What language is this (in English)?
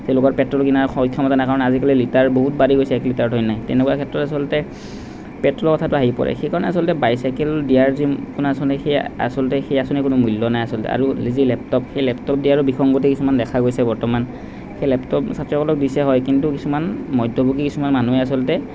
Assamese